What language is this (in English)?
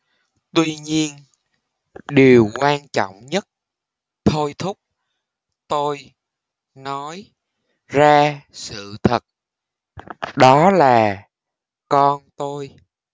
Vietnamese